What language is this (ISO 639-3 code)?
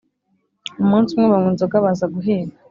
kin